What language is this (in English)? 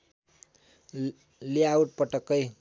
Nepali